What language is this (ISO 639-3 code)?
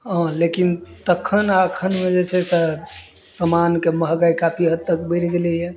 mai